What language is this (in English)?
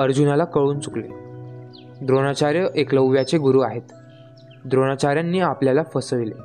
Marathi